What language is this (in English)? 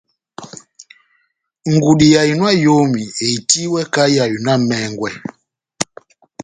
Batanga